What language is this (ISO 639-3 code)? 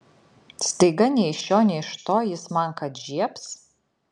lit